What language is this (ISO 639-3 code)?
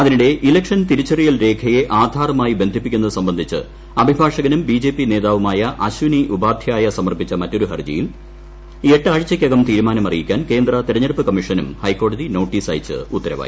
mal